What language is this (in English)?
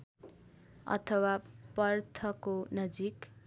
Nepali